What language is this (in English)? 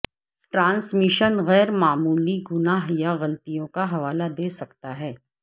Urdu